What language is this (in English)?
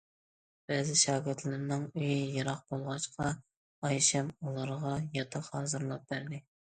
Uyghur